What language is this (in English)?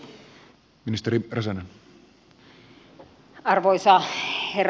Finnish